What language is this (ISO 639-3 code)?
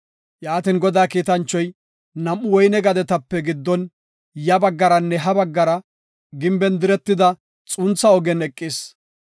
gof